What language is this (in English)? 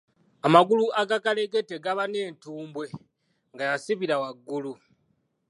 Ganda